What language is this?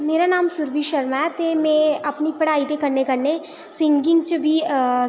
Dogri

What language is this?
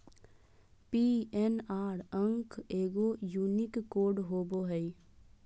Magahi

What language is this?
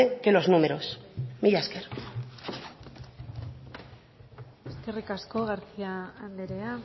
Basque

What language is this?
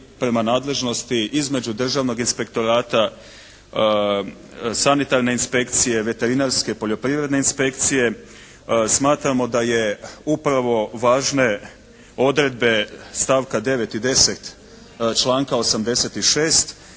Croatian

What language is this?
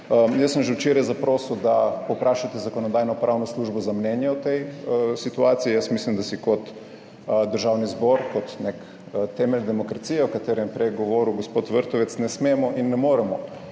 Slovenian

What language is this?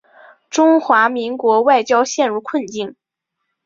Chinese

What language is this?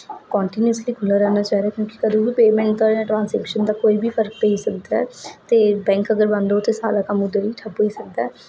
Dogri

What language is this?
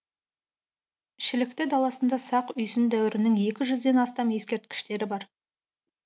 Kazakh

